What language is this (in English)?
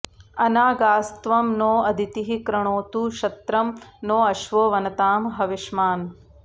Sanskrit